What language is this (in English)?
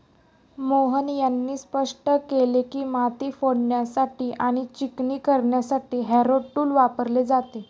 Marathi